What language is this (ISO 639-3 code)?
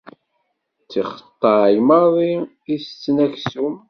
kab